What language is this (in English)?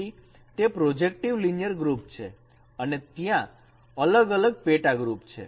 Gujarati